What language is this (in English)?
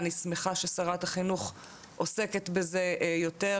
Hebrew